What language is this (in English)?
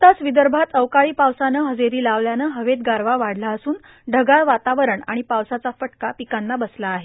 Marathi